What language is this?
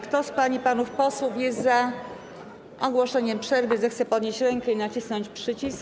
Polish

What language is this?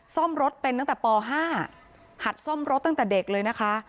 Thai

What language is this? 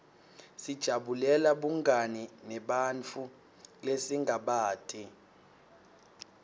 Swati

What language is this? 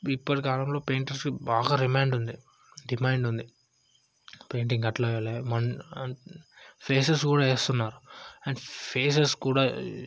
Telugu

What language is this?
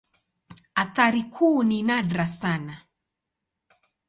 Swahili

